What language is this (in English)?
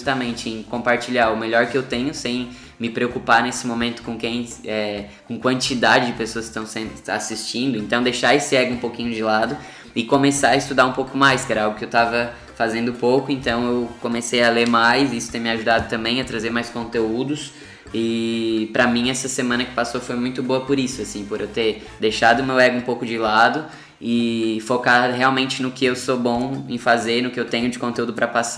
Portuguese